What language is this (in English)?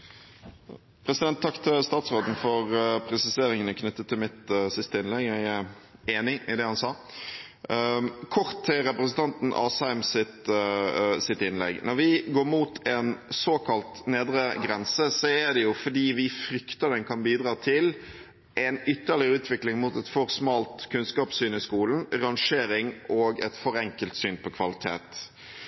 Norwegian Bokmål